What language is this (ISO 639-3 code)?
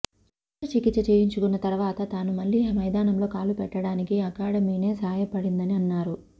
tel